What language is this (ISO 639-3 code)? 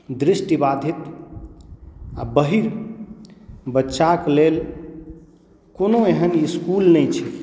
mai